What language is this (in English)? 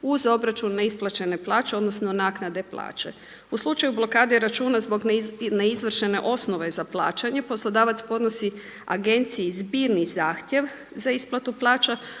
Croatian